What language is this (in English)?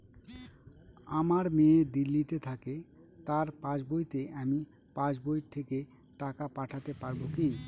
Bangla